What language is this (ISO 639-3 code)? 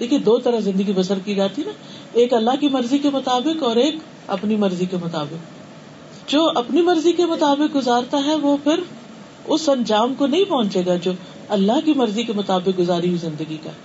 urd